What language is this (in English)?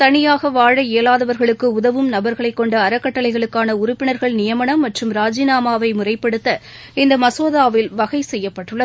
Tamil